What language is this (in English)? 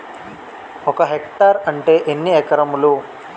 Telugu